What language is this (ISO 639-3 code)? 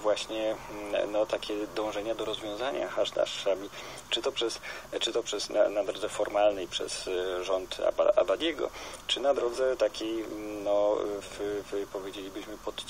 pol